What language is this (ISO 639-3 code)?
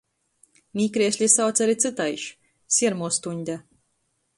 ltg